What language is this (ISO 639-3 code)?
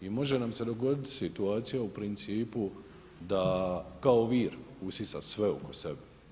hrv